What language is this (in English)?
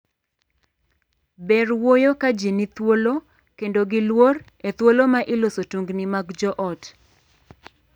Luo (Kenya and Tanzania)